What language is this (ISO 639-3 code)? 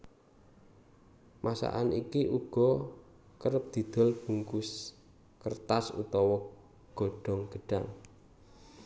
jav